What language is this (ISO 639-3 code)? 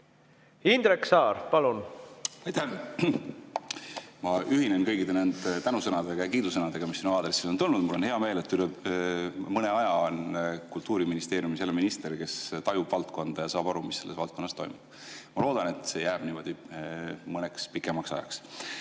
est